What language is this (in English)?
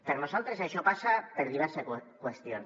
Catalan